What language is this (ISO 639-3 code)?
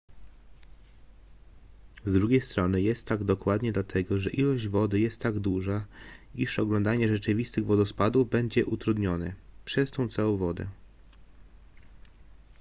pol